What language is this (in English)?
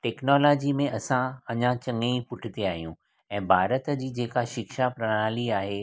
Sindhi